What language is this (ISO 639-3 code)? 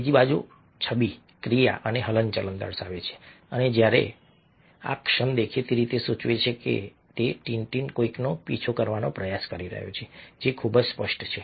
guj